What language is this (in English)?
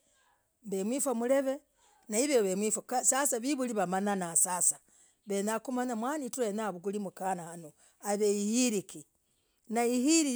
Logooli